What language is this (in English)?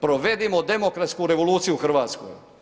Croatian